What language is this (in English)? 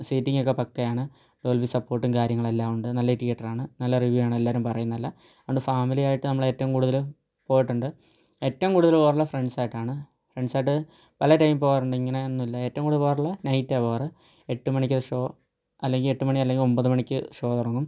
Malayalam